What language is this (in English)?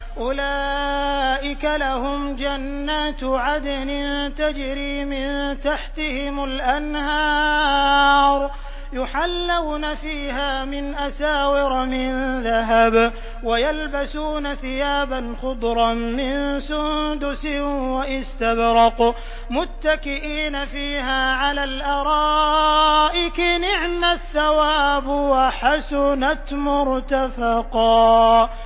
Arabic